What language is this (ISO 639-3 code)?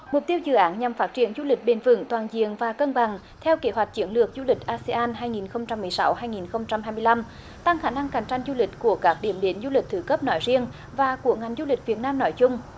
vie